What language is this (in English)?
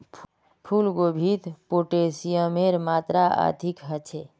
Magahi